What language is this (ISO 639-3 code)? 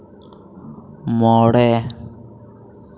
sat